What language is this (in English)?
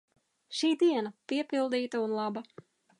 Latvian